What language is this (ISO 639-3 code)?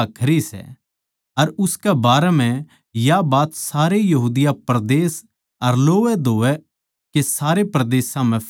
bgc